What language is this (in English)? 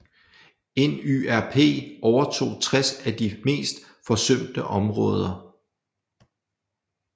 Danish